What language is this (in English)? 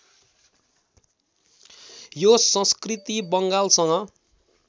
Nepali